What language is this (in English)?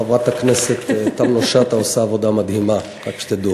Hebrew